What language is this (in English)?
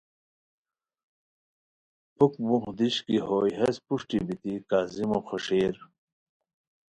Khowar